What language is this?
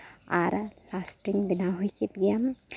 Santali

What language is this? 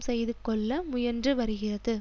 Tamil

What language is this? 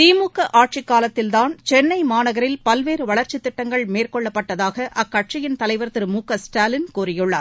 Tamil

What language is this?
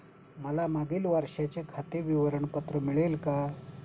Marathi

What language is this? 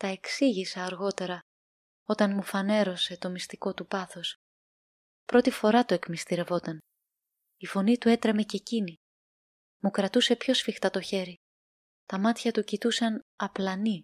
Greek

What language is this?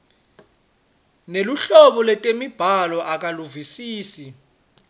Swati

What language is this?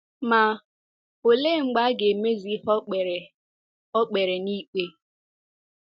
Igbo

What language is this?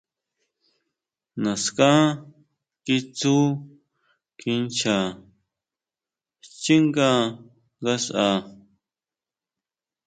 Huautla Mazatec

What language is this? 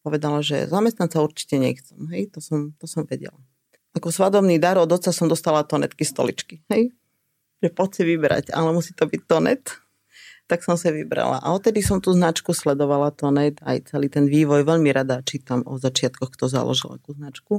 Slovak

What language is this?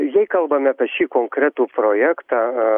Lithuanian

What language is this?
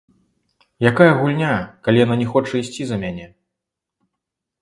Belarusian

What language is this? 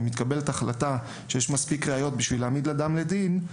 Hebrew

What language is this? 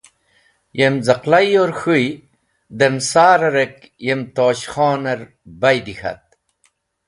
Wakhi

